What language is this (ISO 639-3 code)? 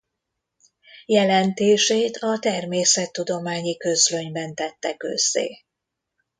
hun